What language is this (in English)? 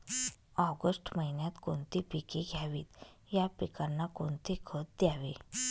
Marathi